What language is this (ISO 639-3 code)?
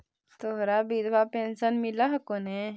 mag